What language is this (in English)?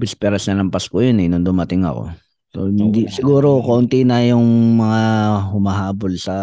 Filipino